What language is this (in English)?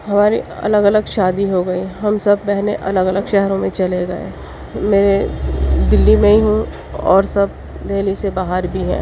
Urdu